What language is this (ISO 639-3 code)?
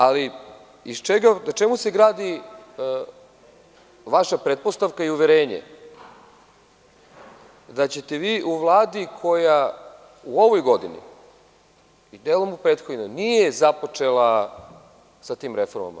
srp